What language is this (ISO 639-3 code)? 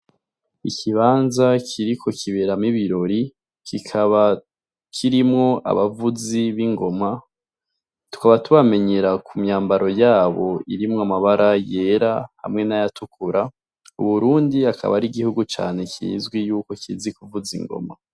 run